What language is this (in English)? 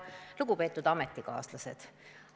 Estonian